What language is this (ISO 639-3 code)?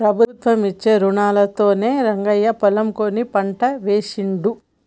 tel